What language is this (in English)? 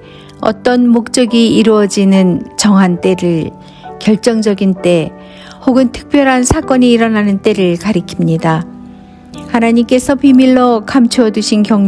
Korean